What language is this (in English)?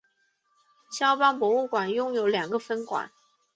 Chinese